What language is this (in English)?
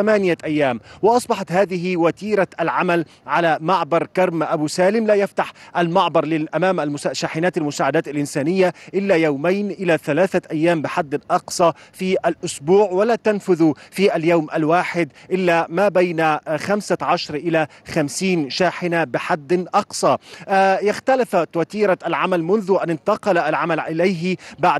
Arabic